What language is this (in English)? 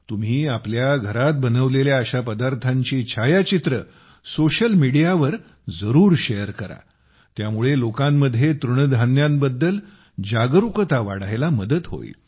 Marathi